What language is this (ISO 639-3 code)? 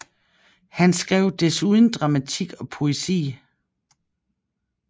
dan